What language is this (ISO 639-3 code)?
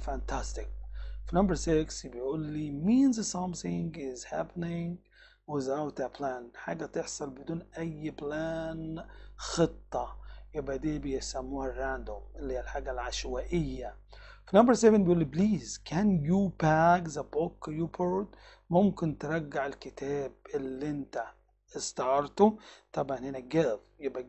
ara